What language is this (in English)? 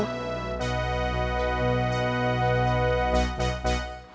Indonesian